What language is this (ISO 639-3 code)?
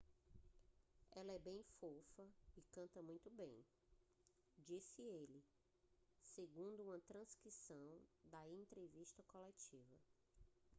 por